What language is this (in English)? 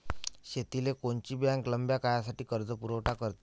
Marathi